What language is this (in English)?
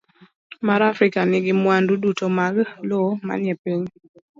Luo (Kenya and Tanzania)